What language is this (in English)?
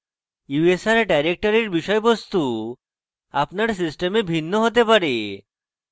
Bangla